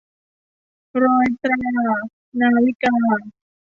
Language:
Thai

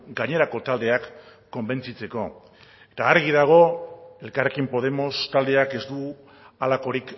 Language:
Basque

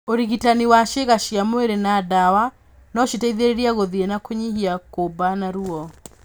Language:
Kikuyu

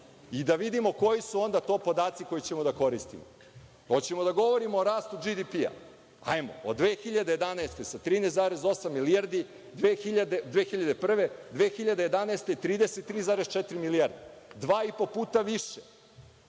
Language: Serbian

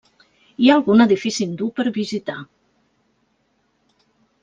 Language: Catalan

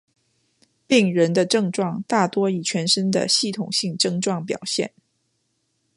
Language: Chinese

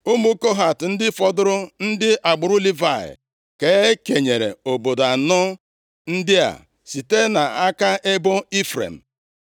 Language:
Igbo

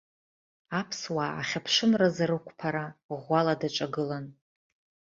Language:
Abkhazian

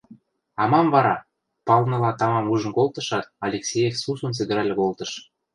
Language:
Western Mari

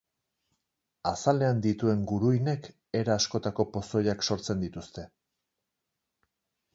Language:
Basque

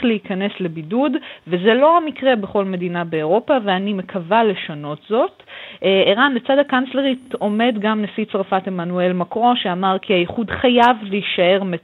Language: Hebrew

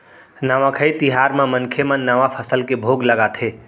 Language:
Chhattisgarhi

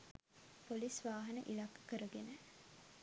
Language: Sinhala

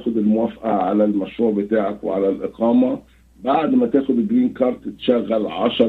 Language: Arabic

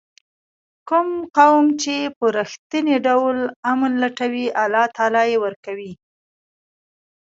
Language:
Pashto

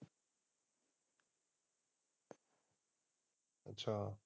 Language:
Punjabi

